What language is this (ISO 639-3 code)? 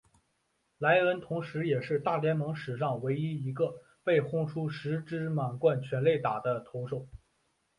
zho